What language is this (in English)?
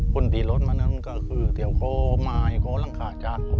Thai